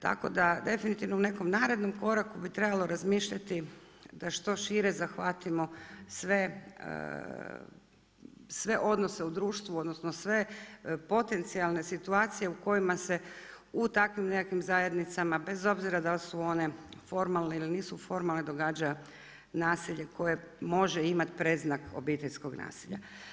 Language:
Croatian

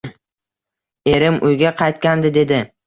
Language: Uzbek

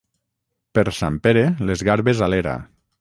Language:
Catalan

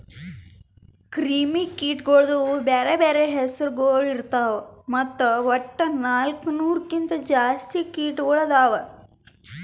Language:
Kannada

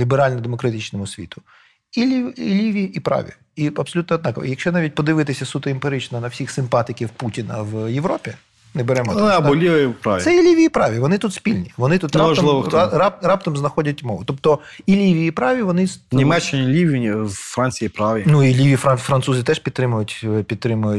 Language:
Ukrainian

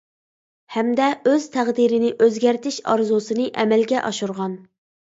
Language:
Uyghur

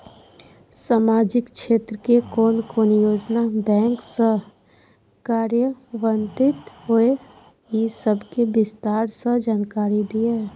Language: Maithili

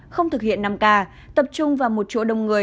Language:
Vietnamese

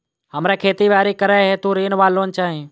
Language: Maithili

